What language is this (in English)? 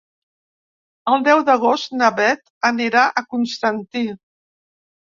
Catalan